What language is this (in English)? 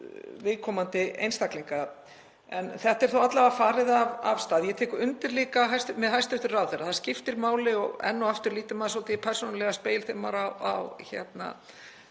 Icelandic